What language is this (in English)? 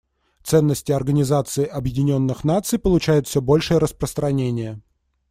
Russian